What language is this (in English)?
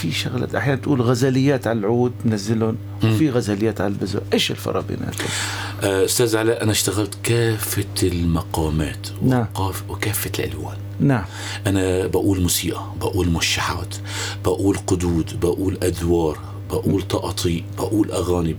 Arabic